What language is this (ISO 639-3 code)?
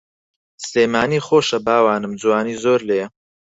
ckb